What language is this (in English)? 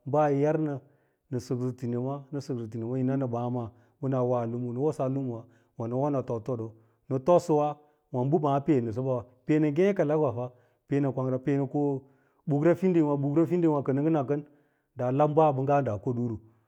Lala-Roba